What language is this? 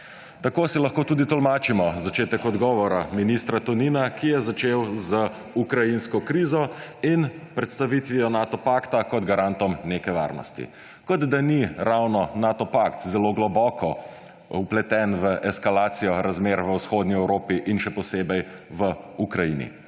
Slovenian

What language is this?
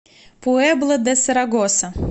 Russian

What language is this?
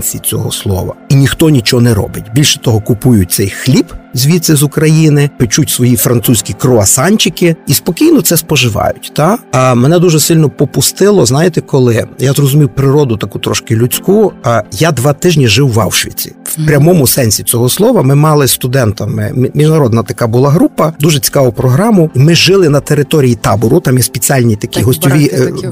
Ukrainian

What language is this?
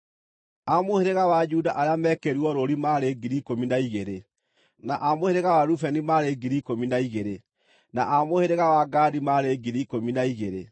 Kikuyu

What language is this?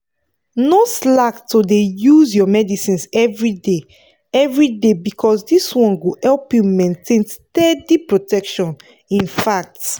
Nigerian Pidgin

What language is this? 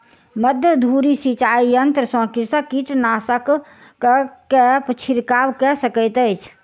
Maithili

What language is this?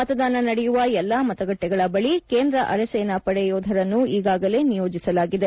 Kannada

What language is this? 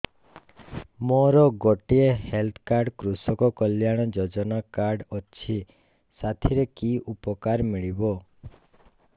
Odia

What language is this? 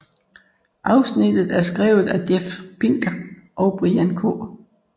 Danish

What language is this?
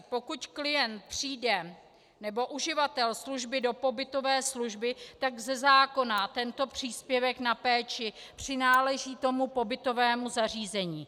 Czech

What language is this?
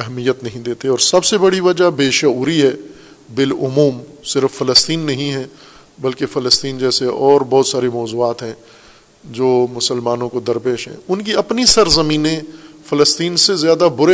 Urdu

